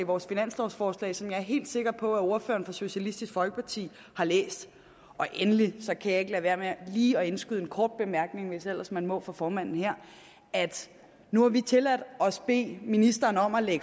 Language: Danish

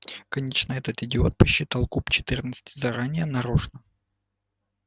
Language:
Russian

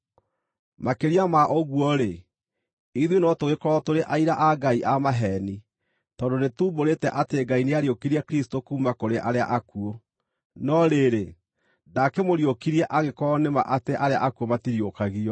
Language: Kikuyu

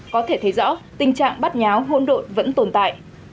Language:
Vietnamese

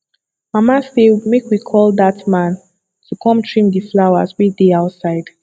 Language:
Nigerian Pidgin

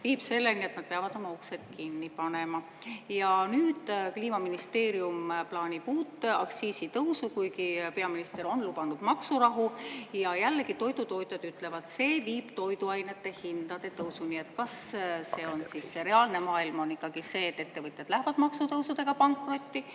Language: Estonian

